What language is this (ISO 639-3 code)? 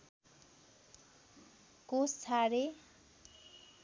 nep